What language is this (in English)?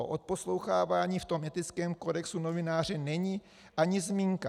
Czech